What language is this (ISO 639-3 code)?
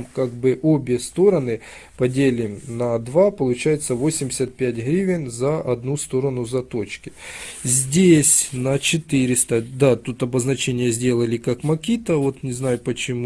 rus